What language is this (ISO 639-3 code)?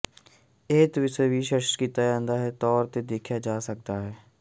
pan